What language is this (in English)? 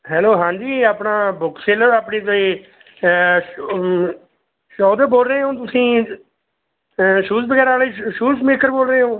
Punjabi